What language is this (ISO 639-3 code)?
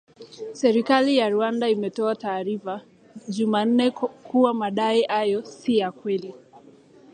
swa